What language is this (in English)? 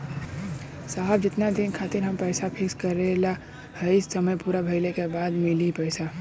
Bhojpuri